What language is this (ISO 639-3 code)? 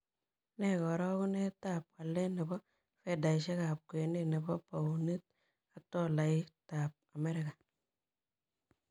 kln